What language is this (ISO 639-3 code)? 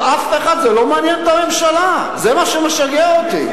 heb